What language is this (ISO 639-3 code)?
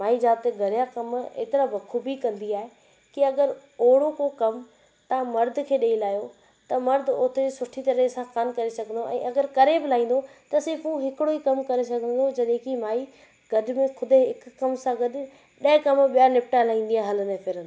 snd